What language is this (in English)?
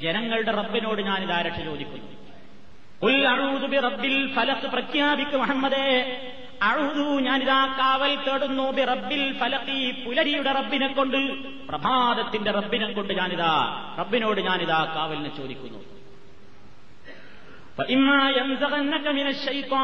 Malayalam